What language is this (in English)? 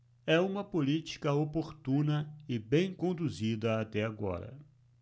Portuguese